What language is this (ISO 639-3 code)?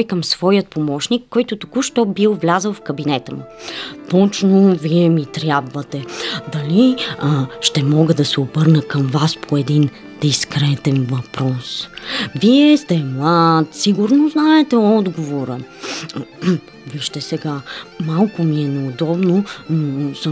bul